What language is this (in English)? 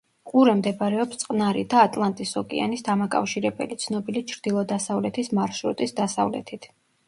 Georgian